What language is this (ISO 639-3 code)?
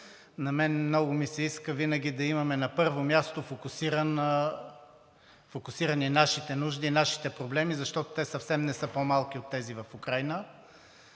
bul